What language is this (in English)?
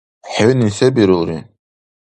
Dargwa